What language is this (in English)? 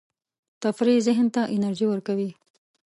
Pashto